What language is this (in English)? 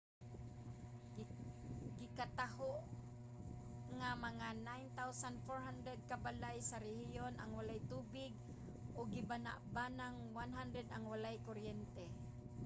Cebuano